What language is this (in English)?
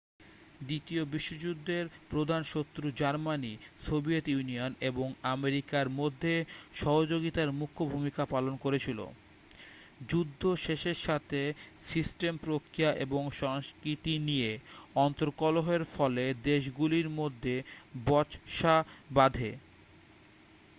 Bangla